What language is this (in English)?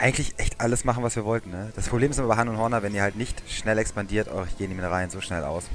German